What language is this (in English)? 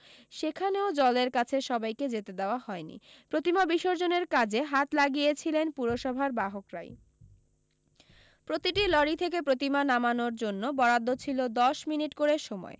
Bangla